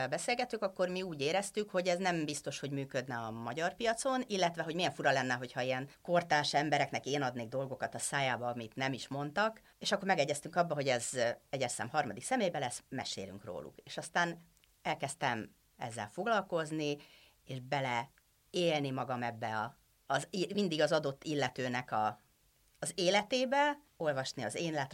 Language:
Hungarian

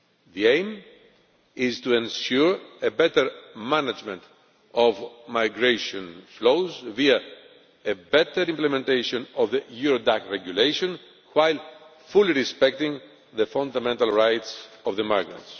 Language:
English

